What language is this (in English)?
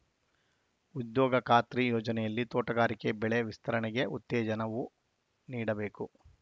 Kannada